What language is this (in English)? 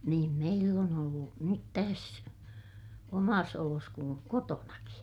Finnish